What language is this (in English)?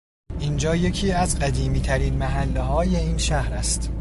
Persian